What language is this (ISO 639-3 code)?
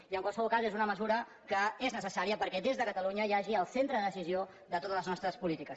cat